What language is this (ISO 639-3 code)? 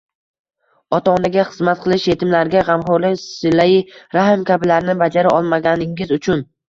uzb